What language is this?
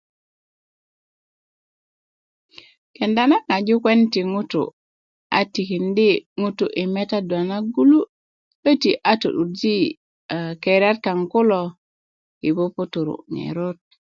Kuku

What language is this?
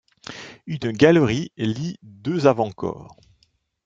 French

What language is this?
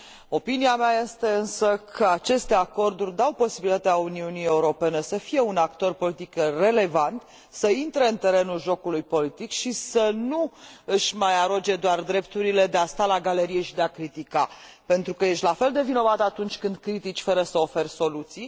Romanian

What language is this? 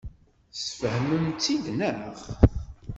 Kabyle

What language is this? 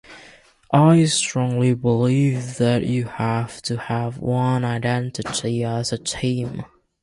English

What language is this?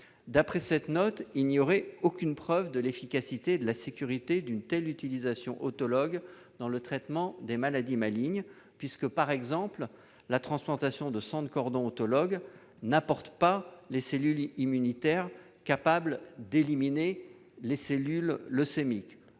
French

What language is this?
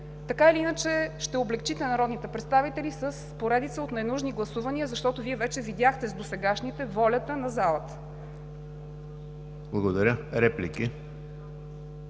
Bulgarian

